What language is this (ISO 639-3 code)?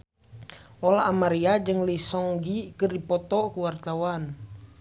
sun